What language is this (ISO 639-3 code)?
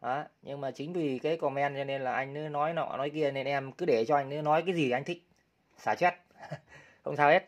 vie